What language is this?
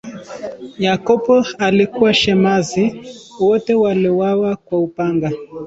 Swahili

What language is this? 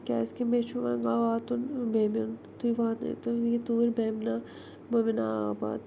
Kashmiri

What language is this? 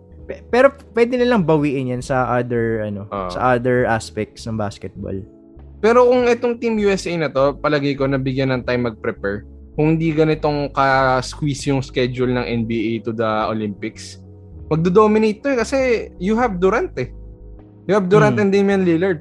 Filipino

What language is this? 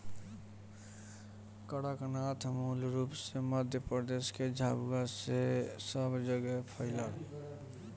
Bhojpuri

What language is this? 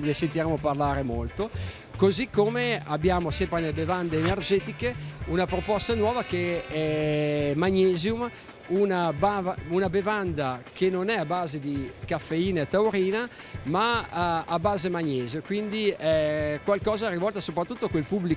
Italian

